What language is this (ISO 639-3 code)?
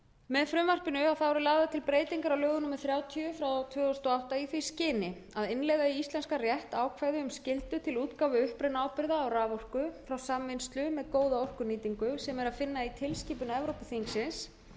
isl